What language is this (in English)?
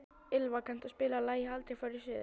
Icelandic